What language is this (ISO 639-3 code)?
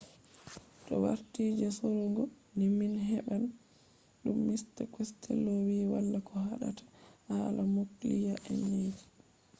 ful